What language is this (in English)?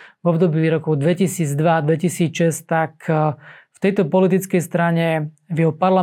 Slovak